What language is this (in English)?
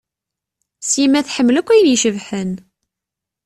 Kabyle